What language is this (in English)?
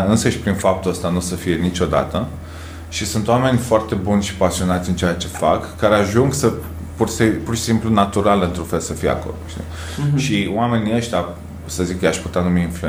Romanian